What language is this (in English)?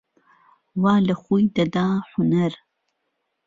Central Kurdish